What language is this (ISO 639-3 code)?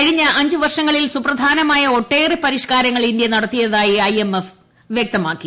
mal